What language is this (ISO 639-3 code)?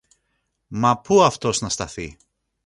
ell